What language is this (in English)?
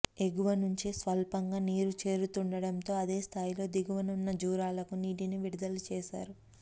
Telugu